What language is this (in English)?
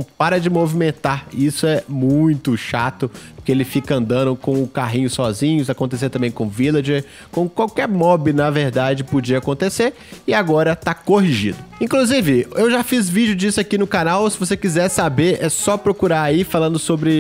Portuguese